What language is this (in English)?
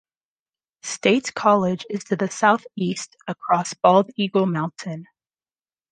English